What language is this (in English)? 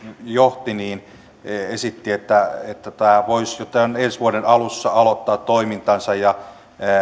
Finnish